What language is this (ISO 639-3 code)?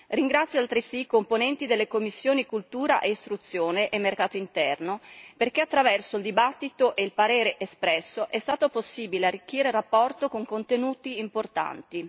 ita